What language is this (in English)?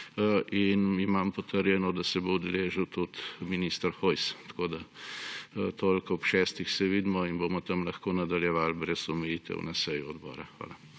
Slovenian